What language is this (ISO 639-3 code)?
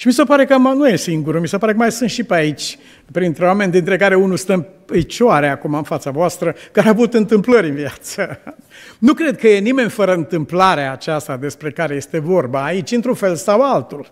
ron